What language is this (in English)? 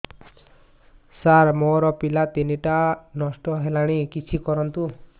Odia